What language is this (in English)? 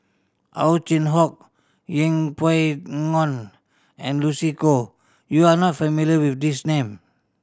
English